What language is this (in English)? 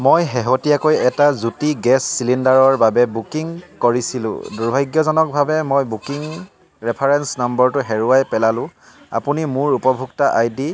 Assamese